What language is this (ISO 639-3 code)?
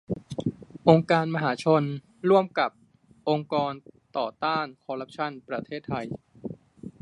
tha